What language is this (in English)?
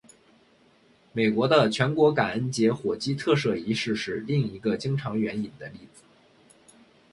Chinese